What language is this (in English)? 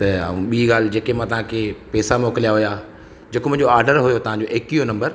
Sindhi